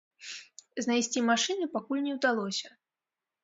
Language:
Belarusian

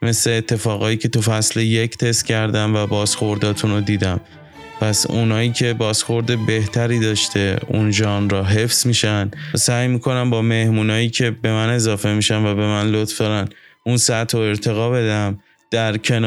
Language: Persian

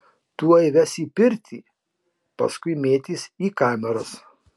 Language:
Lithuanian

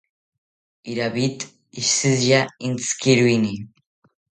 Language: South Ucayali Ashéninka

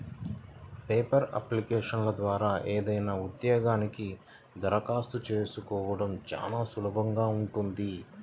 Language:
Telugu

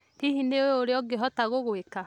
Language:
Kikuyu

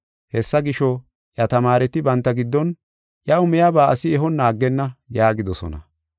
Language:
Gofa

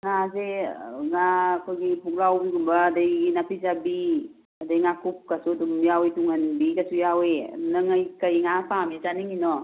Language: Manipuri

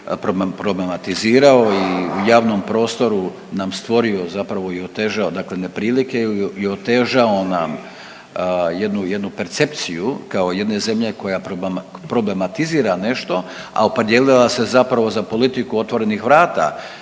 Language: Croatian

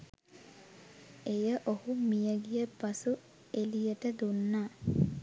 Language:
Sinhala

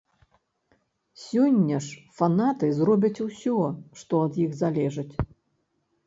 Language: Belarusian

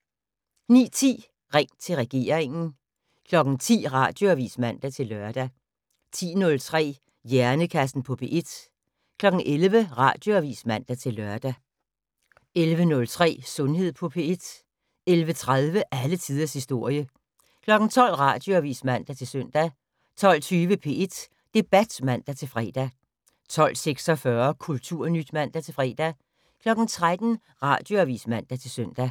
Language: Danish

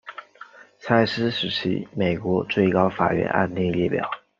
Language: Chinese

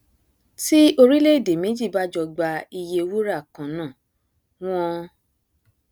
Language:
Yoruba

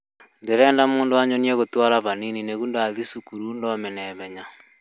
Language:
Kikuyu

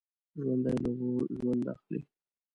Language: Pashto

